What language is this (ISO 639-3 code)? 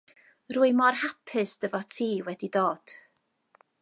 cym